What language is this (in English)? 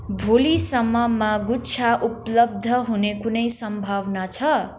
Nepali